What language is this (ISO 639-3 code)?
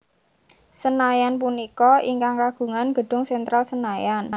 jav